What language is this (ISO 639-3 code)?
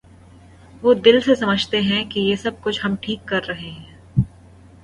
urd